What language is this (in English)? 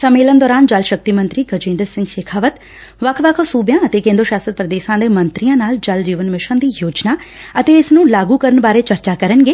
Punjabi